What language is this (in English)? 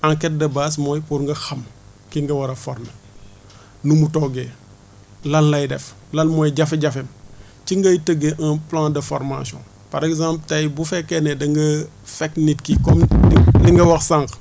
Wolof